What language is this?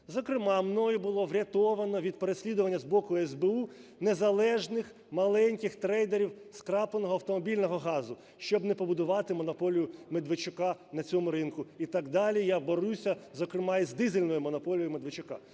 Ukrainian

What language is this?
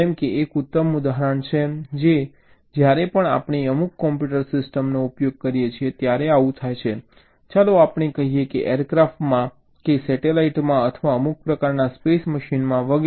Gujarati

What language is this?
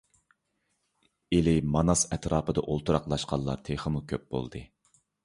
Uyghur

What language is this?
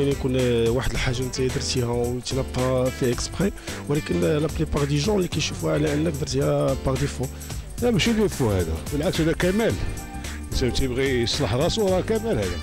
Arabic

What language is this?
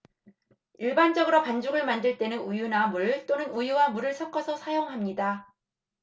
Korean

